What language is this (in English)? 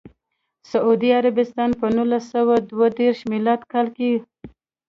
Pashto